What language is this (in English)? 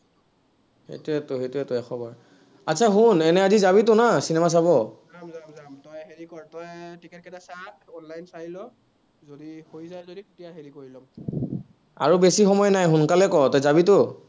Assamese